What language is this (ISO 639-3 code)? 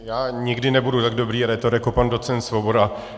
ces